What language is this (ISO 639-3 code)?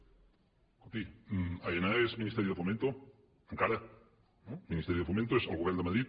cat